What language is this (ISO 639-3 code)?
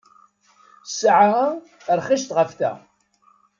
kab